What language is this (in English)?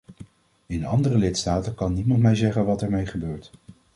Dutch